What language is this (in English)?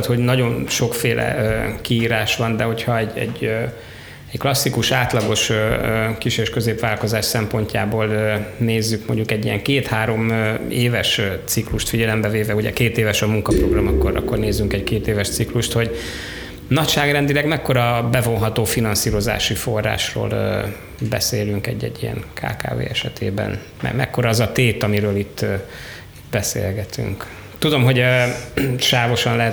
Hungarian